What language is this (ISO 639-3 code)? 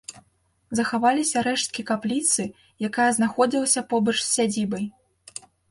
bel